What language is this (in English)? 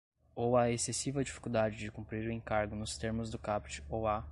Portuguese